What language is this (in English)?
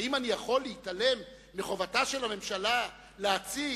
Hebrew